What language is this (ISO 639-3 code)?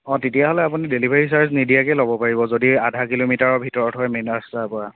asm